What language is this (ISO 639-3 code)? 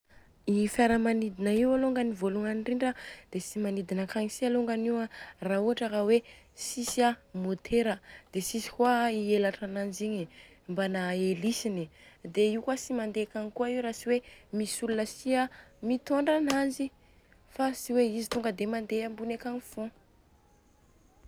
bzc